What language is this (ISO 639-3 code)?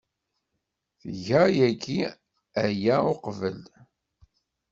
kab